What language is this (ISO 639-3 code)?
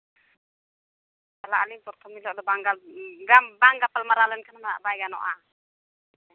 sat